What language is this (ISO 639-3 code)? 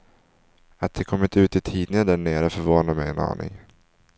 swe